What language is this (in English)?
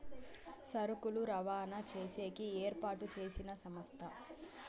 Telugu